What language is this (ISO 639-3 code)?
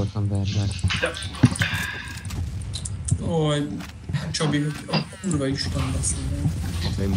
hun